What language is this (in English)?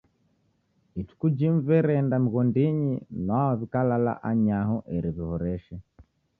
Taita